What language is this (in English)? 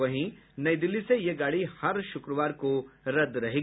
Hindi